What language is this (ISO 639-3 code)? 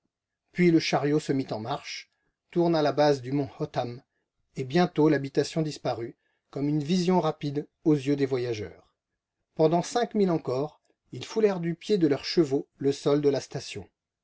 fra